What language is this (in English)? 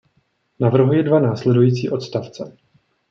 Czech